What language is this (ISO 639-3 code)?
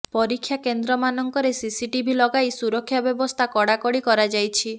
ori